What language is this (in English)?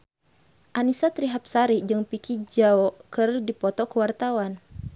Sundanese